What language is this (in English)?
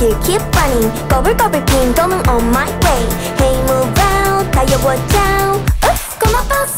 Korean